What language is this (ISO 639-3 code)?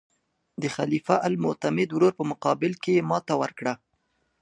pus